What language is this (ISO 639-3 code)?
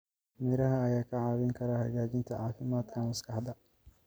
som